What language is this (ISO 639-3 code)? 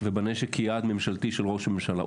heb